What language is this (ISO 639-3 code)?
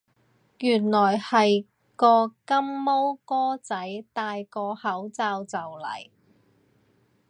yue